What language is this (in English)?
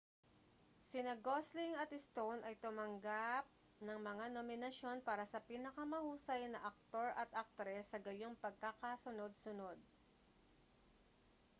Filipino